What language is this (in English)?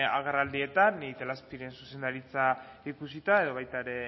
Basque